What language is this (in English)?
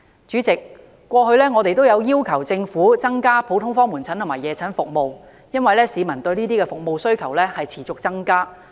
Cantonese